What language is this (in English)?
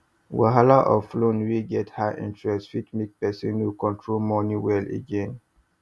Nigerian Pidgin